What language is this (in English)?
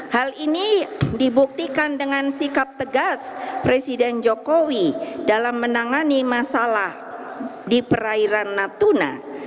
Indonesian